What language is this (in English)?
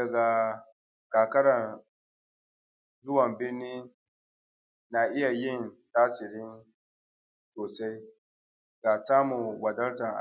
Hausa